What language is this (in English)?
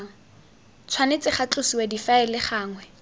Tswana